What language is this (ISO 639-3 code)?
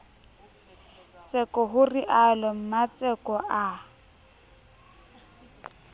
sot